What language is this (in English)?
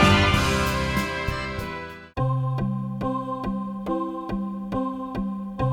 Japanese